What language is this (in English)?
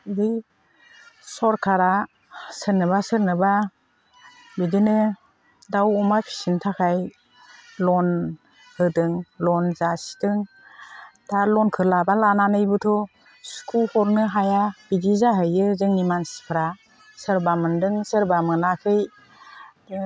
Bodo